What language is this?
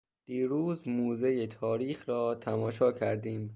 Persian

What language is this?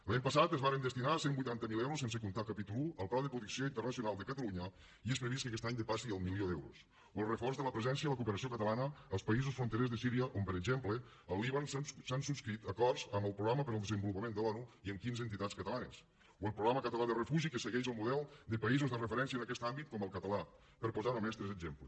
Catalan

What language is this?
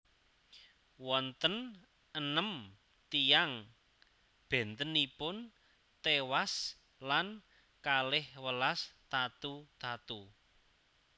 Javanese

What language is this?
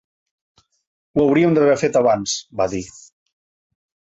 Catalan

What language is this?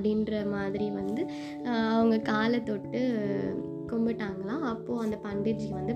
Tamil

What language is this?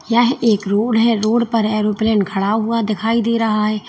Hindi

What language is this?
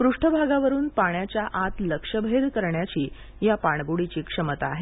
Marathi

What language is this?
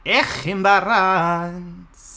Welsh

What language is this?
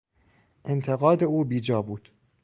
Persian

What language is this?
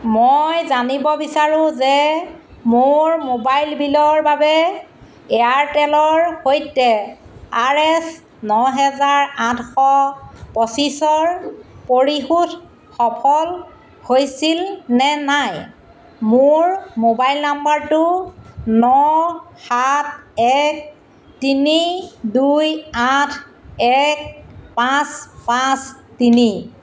Assamese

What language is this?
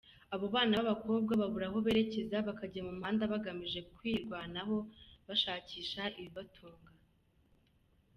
Kinyarwanda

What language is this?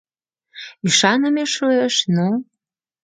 Mari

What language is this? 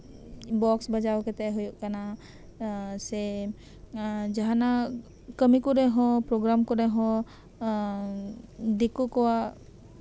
Santali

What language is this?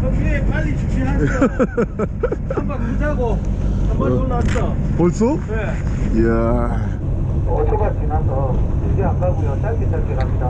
Korean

